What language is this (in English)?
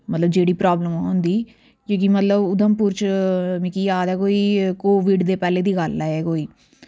Dogri